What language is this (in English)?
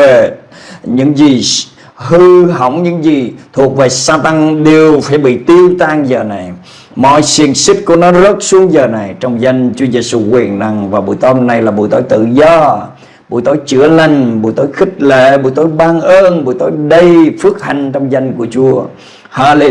Vietnamese